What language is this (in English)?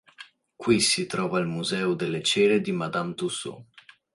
Italian